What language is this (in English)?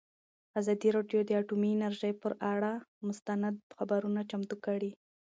Pashto